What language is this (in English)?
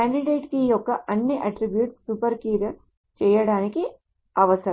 Telugu